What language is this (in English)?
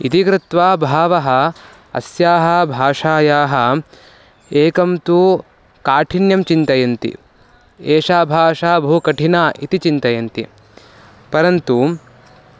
Sanskrit